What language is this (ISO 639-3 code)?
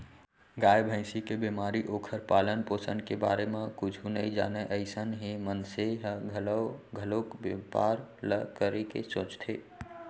hne